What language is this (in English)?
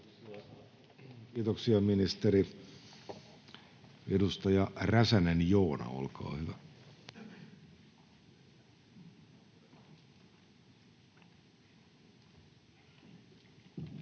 Finnish